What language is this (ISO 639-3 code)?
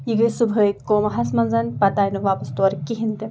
kas